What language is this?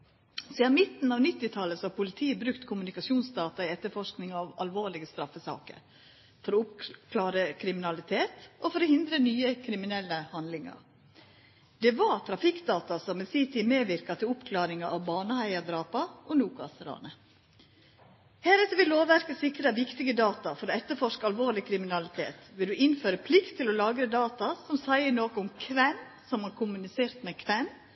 Norwegian Nynorsk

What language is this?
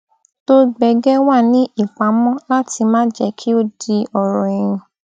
Yoruba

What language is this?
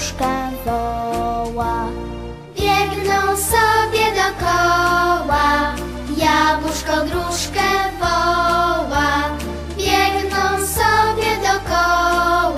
Polish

